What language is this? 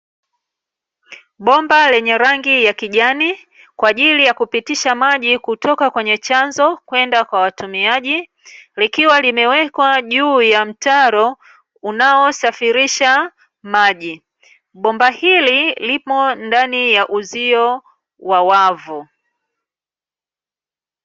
Swahili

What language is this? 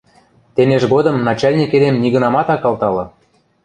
Western Mari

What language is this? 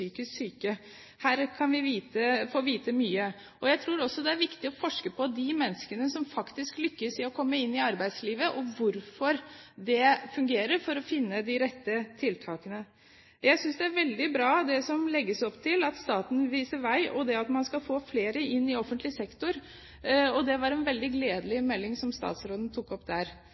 Norwegian Bokmål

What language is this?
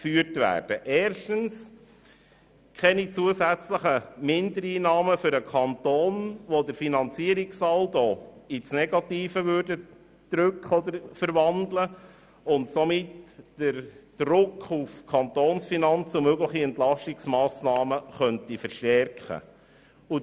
Swiss German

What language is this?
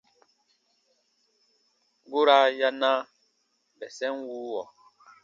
Baatonum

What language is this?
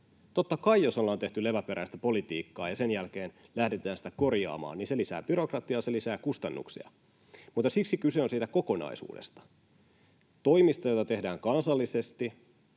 Finnish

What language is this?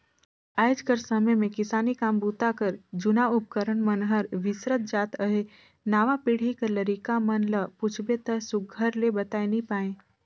Chhattisgarhi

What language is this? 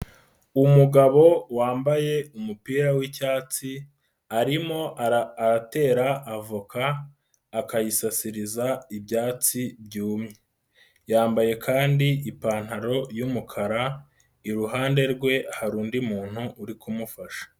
Kinyarwanda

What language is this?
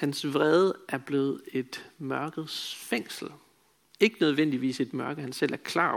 Danish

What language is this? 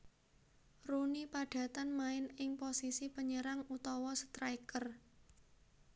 Javanese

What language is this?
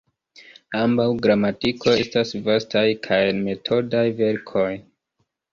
Esperanto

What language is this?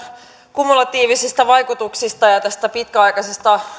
Finnish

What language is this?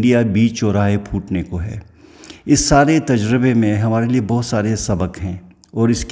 Urdu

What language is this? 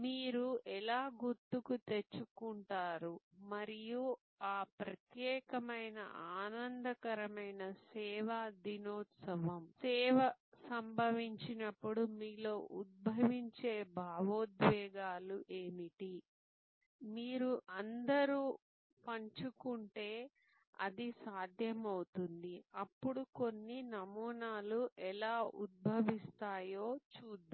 Telugu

